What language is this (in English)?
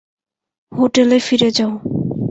Bangla